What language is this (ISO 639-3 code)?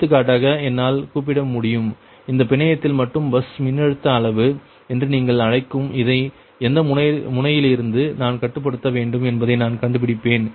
tam